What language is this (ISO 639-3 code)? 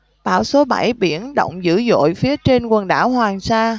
vie